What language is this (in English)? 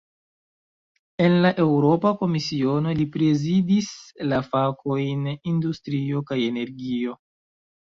Esperanto